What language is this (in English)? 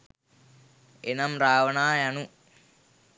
Sinhala